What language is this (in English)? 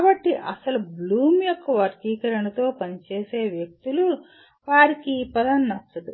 Telugu